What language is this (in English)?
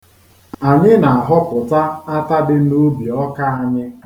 Igbo